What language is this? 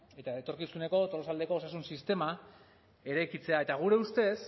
Basque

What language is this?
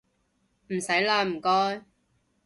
Cantonese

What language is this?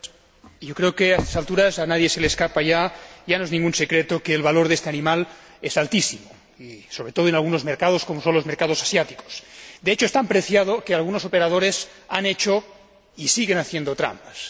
Spanish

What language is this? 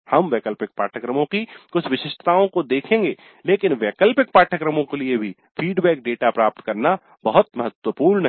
Hindi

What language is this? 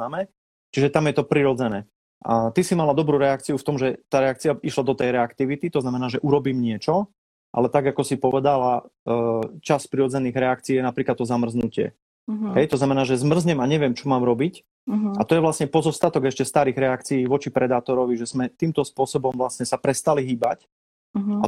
Slovak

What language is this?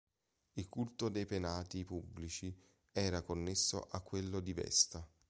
Italian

